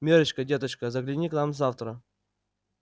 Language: Russian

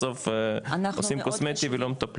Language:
Hebrew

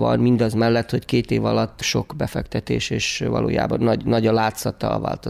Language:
Hungarian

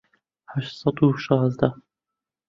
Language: Central Kurdish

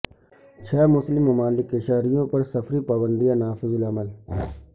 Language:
Urdu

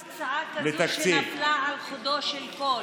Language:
Hebrew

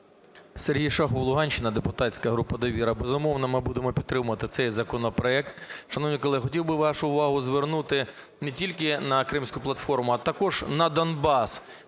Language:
Ukrainian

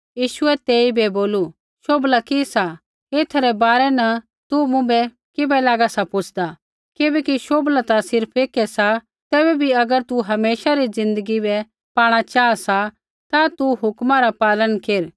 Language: Kullu Pahari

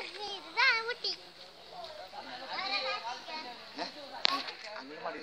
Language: Greek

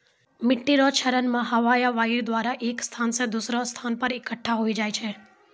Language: Maithili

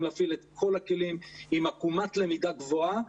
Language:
Hebrew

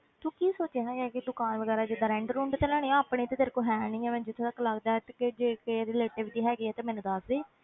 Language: Punjabi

